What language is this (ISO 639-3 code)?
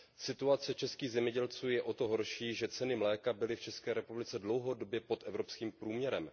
ces